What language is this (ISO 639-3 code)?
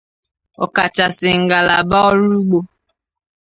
ibo